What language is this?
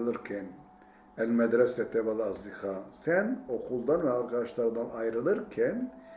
Turkish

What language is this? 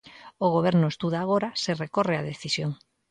Galician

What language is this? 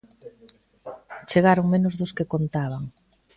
Galician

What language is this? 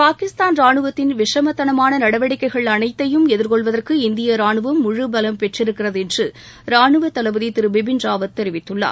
Tamil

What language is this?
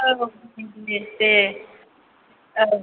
Bodo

